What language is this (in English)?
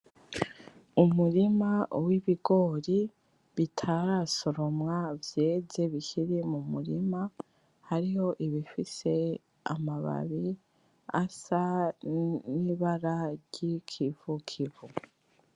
Rundi